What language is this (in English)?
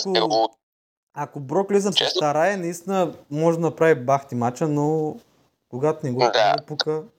Bulgarian